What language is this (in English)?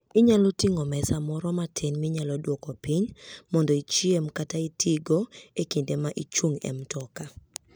Luo (Kenya and Tanzania)